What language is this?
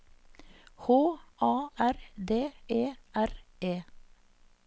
Norwegian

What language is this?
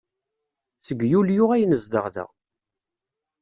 Kabyle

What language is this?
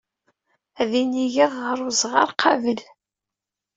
Kabyle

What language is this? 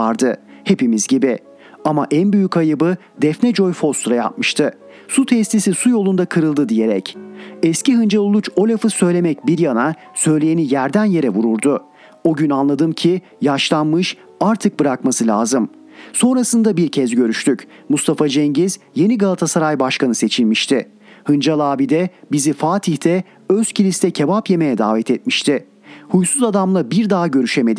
Turkish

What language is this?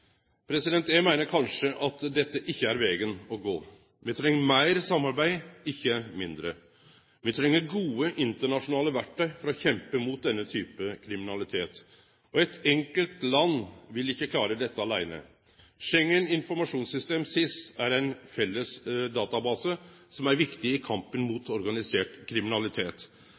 Norwegian Nynorsk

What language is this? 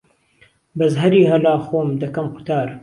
Central Kurdish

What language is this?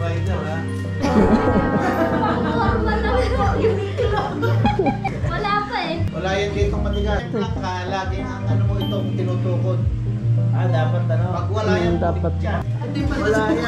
Filipino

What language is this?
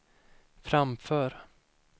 Swedish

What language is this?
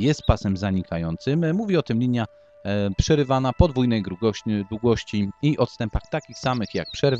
Polish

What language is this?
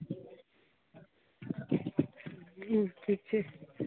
Maithili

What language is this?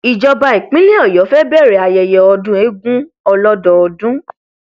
Yoruba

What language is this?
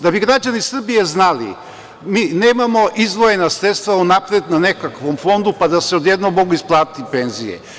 Serbian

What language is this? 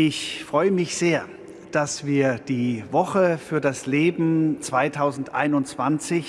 German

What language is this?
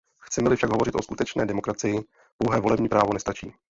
Czech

